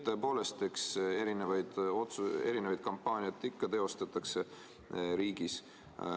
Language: Estonian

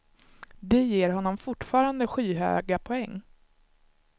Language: Swedish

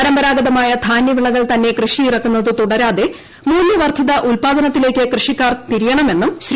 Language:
Malayalam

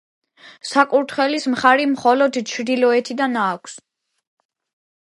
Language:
Georgian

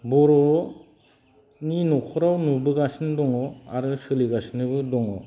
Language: Bodo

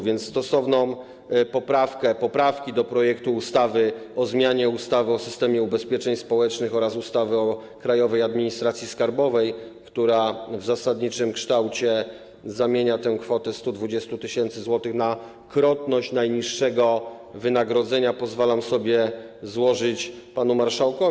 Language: Polish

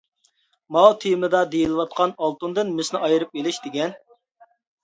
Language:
Uyghur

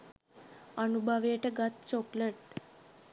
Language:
Sinhala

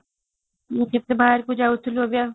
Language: Odia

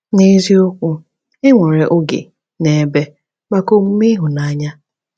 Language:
Igbo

